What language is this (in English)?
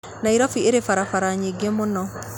Kikuyu